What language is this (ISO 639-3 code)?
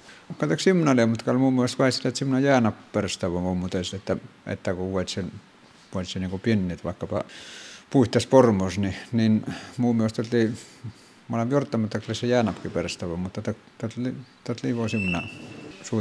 fin